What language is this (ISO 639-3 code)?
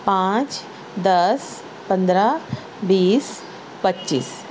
urd